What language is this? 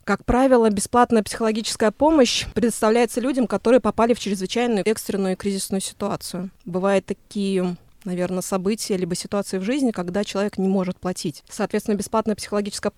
Russian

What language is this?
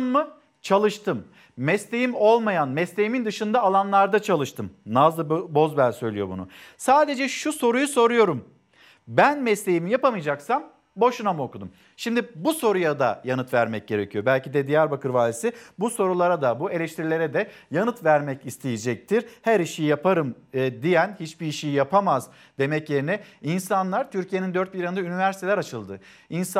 Turkish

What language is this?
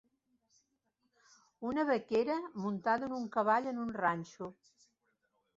Catalan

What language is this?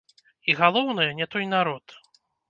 Belarusian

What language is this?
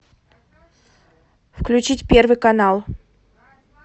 Russian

